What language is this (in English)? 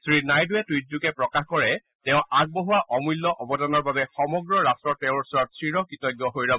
Assamese